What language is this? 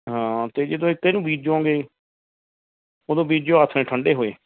Punjabi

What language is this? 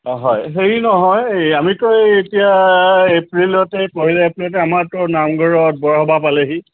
Assamese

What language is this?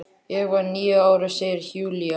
Icelandic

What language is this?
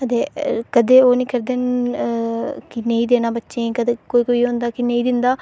Dogri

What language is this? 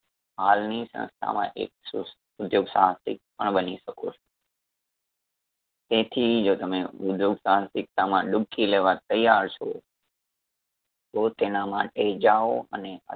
Gujarati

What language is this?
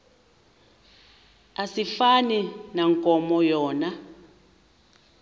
Xhosa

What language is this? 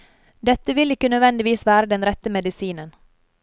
Norwegian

